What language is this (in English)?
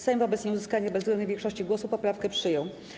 Polish